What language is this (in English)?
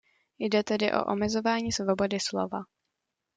Czech